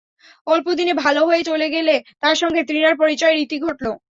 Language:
Bangla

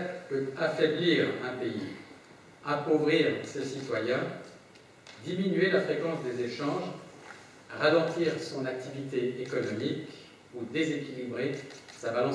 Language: French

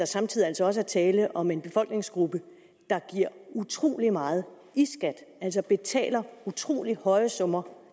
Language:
Danish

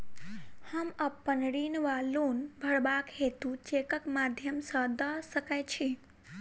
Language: Maithili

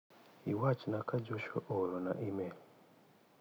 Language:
Luo (Kenya and Tanzania)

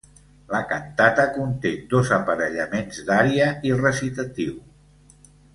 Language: Catalan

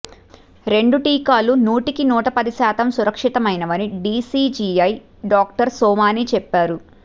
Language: Telugu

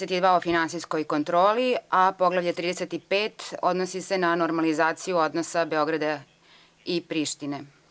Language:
Serbian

